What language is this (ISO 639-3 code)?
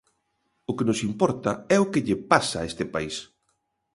glg